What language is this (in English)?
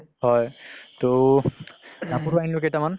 Assamese